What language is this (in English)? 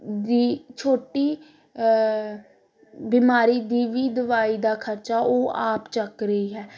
Punjabi